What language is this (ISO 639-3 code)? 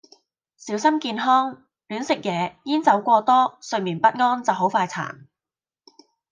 yue